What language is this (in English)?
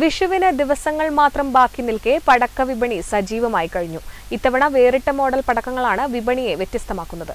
Malayalam